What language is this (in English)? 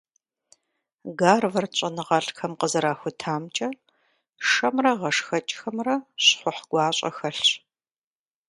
Kabardian